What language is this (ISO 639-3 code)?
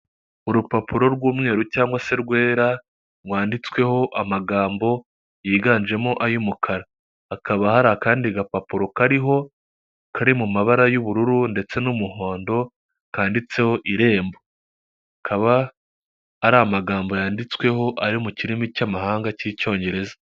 kin